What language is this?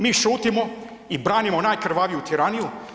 Croatian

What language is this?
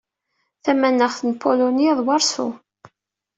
Kabyle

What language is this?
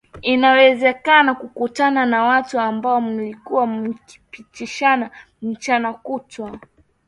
Swahili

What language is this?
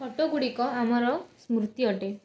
Odia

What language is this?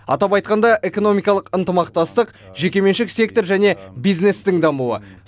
Kazakh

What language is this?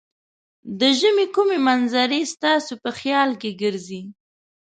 Pashto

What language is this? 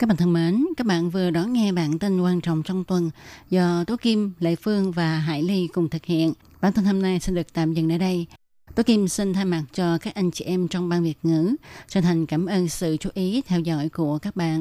Vietnamese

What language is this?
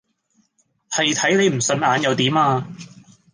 Cantonese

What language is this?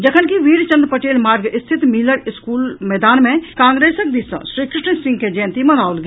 Maithili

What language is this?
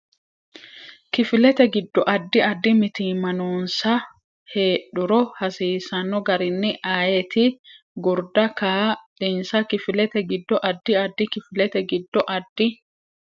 Sidamo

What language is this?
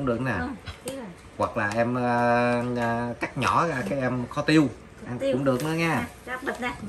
Vietnamese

